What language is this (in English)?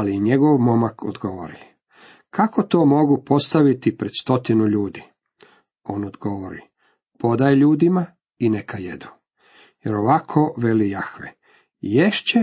Croatian